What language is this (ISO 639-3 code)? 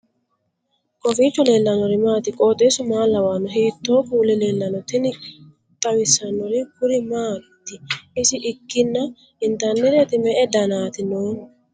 sid